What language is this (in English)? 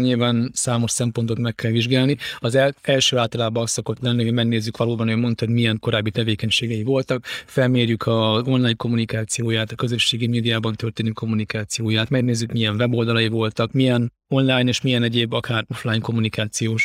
Hungarian